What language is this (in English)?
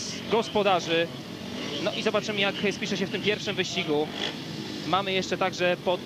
Polish